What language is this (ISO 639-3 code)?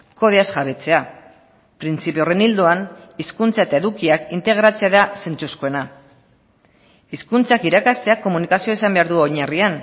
eus